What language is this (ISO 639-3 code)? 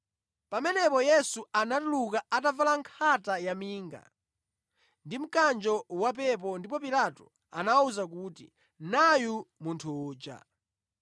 nya